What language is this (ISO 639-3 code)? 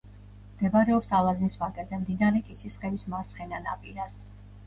kat